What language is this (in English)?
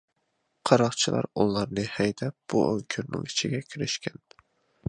Uyghur